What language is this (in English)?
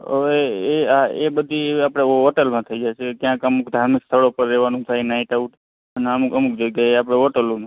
Gujarati